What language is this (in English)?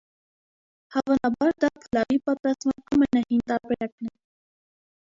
Armenian